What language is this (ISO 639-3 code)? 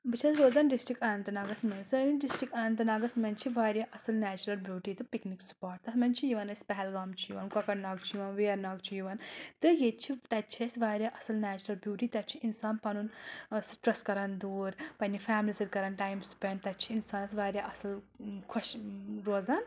kas